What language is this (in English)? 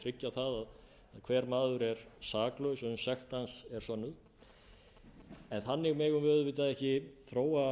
Icelandic